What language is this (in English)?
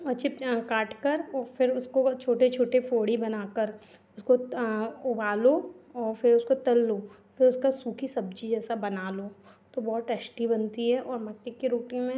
Hindi